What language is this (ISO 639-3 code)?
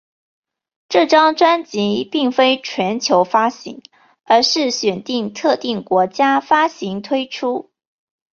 zho